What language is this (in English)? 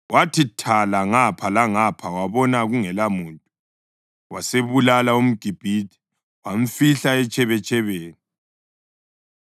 North Ndebele